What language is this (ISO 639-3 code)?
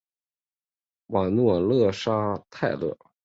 zho